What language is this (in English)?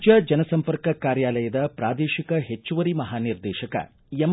Kannada